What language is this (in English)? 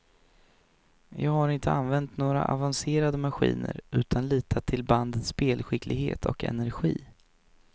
Swedish